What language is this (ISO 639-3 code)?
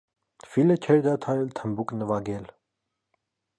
hye